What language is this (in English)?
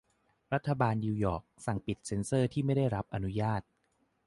Thai